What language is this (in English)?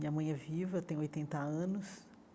Portuguese